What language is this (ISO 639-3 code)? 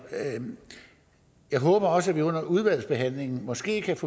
dan